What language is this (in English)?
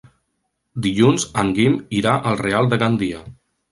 Catalan